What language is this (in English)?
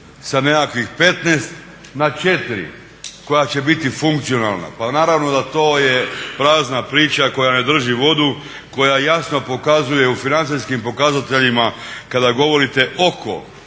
Croatian